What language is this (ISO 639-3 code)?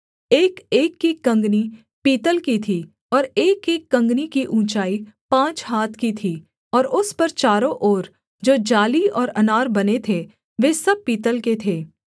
hin